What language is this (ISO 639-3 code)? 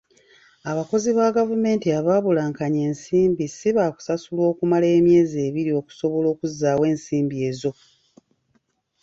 lug